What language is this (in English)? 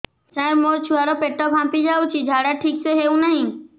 Odia